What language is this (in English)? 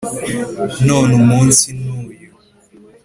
Kinyarwanda